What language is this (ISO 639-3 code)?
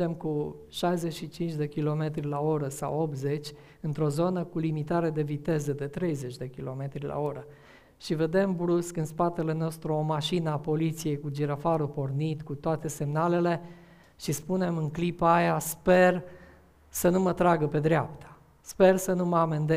ron